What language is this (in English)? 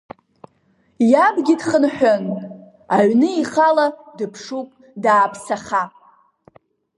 Abkhazian